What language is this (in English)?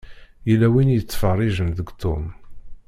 Kabyle